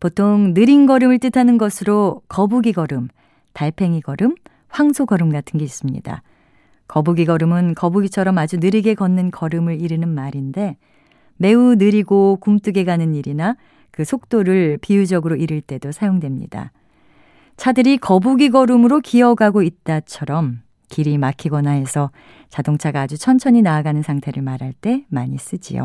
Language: Korean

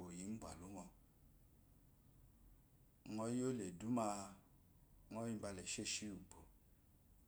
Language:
Eloyi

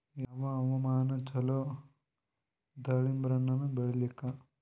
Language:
Kannada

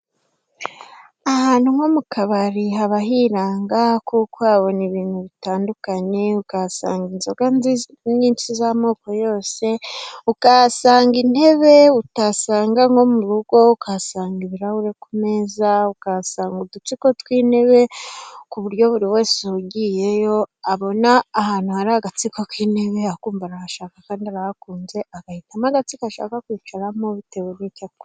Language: Kinyarwanda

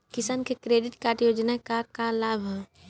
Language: Bhojpuri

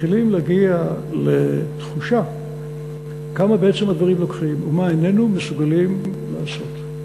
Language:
Hebrew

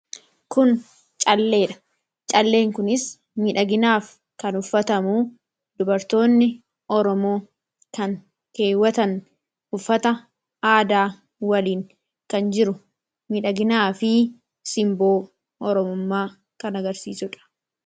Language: Oromo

